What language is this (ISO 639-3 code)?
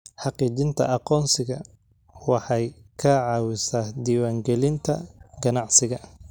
som